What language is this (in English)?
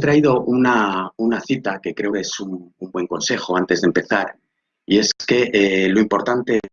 Spanish